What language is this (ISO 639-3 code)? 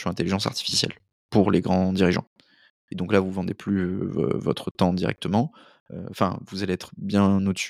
fra